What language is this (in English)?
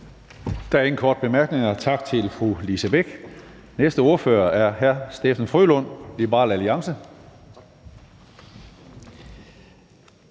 Danish